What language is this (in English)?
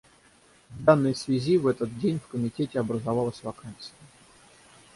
Russian